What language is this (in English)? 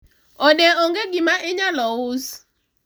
Luo (Kenya and Tanzania)